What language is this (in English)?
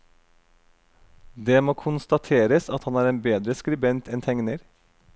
Norwegian